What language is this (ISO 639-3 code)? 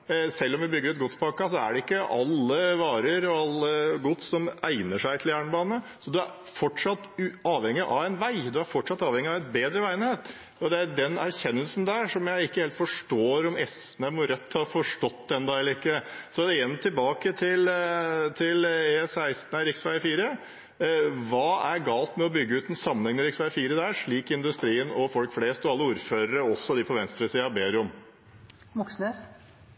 nob